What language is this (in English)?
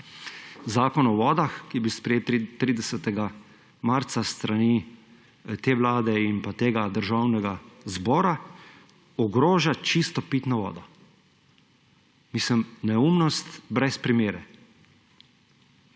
Slovenian